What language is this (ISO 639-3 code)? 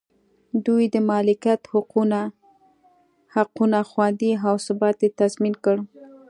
pus